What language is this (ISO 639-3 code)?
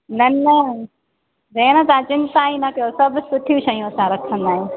snd